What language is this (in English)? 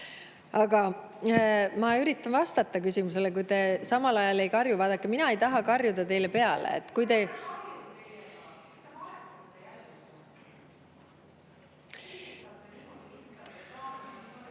Estonian